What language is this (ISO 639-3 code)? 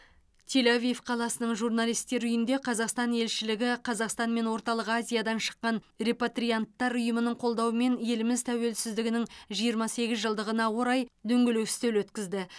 kaz